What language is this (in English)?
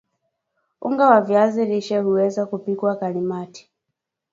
Swahili